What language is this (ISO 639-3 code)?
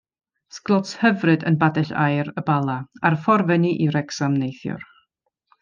cym